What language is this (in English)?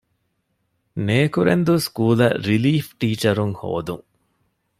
Divehi